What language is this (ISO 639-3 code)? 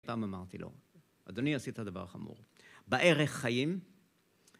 heb